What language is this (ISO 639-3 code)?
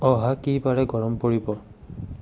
asm